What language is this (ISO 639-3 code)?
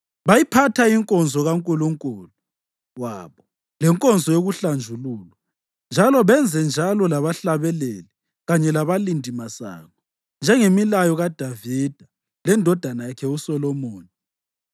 nde